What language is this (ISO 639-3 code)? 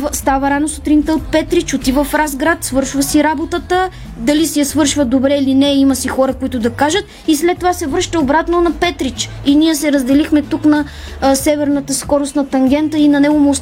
bul